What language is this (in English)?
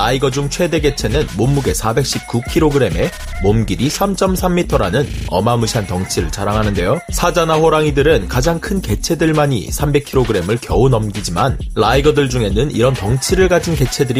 Korean